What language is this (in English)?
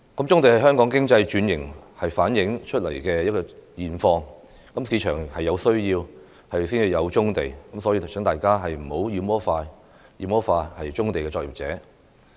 Cantonese